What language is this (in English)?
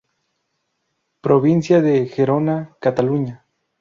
Spanish